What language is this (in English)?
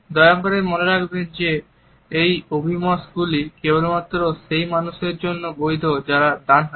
Bangla